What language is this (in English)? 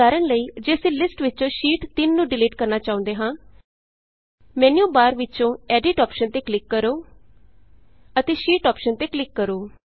Punjabi